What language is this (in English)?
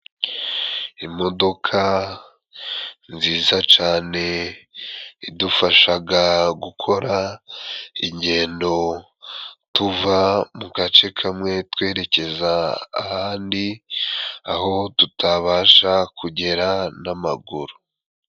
Kinyarwanda